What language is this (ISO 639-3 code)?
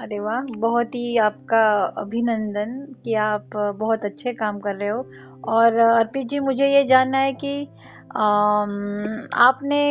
hin